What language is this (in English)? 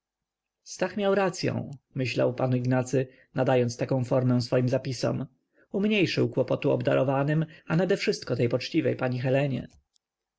Polish